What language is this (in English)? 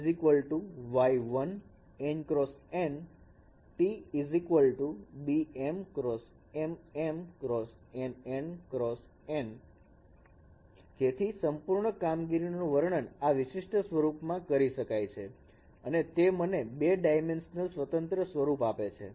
Gujarati